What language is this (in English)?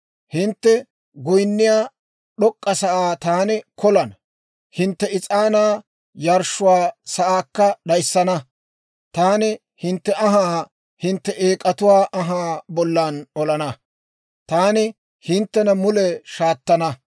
Dawro